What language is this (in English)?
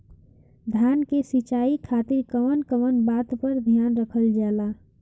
Bhojpuri